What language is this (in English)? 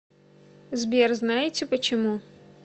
Russian